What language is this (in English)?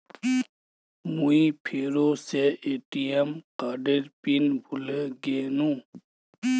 Magahi